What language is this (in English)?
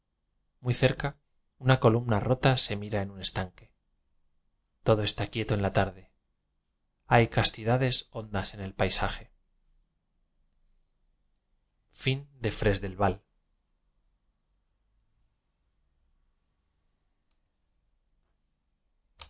Spanish